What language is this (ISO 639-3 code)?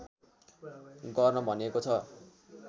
nep